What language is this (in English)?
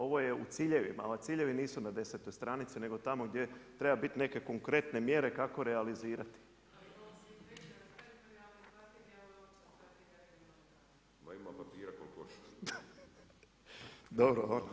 Croatian